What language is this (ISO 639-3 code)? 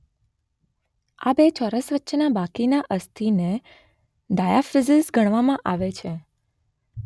guj